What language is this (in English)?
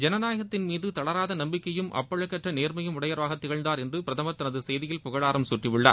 Tamil